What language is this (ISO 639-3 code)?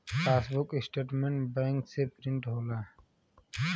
bho